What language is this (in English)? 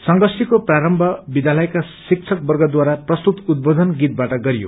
Nepali